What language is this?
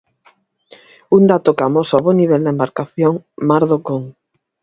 Galician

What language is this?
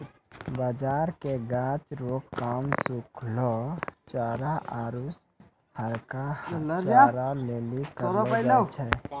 Maithili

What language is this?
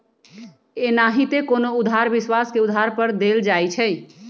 Magahi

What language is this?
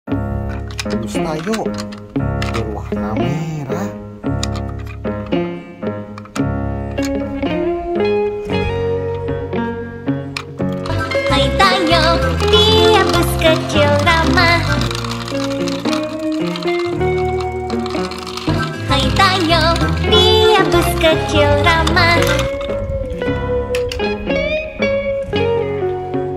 Indonesian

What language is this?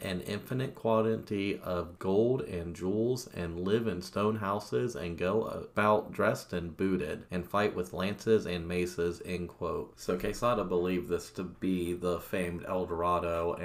English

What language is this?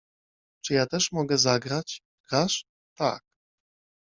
Polish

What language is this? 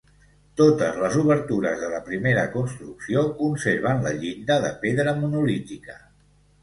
Catalan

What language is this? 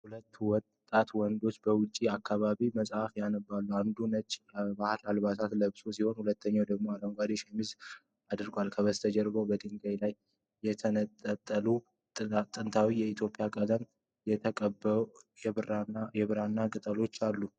Amharic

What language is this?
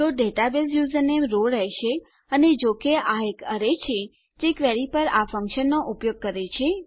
Gujarati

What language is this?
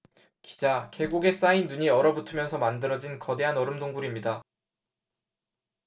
Korean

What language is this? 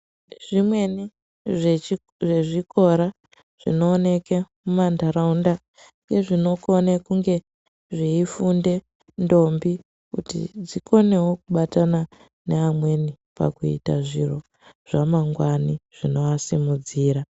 Ndau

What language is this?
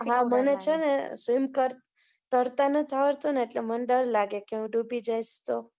Gujarati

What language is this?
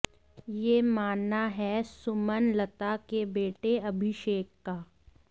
Hindi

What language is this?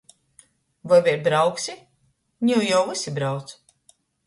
Latgalian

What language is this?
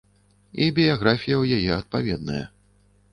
Belarusian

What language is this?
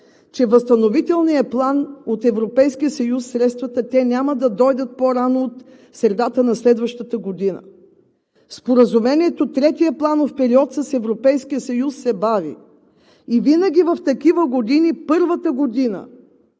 Bulgarian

